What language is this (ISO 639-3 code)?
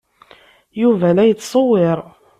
kab